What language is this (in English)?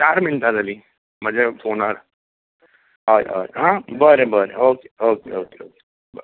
Konkani